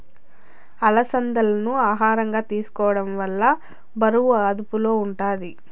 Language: Telugu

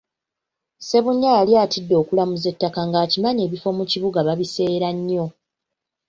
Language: Ganda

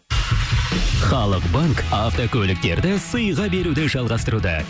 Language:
Kazakh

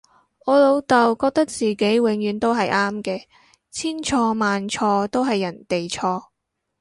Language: Cantonese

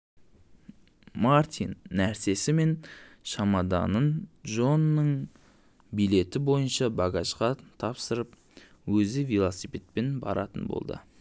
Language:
Kazakh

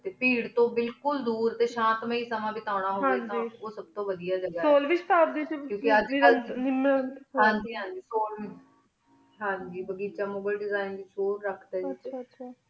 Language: Punjabi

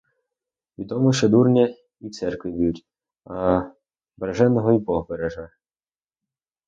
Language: Ukrainian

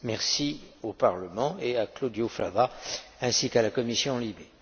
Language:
French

